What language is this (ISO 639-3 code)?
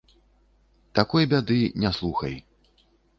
bel